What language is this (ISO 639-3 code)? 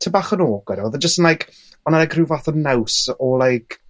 cym